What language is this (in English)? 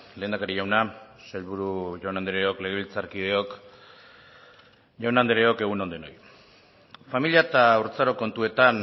Basque